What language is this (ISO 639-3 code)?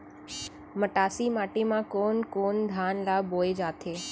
hne